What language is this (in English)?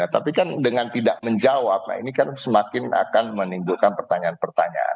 Indonesian